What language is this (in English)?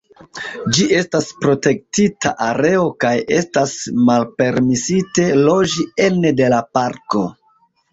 Esperanto